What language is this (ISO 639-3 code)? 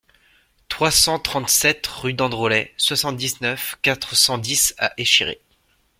fra